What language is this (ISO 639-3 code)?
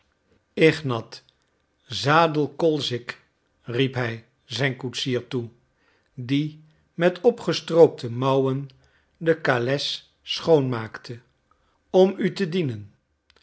nld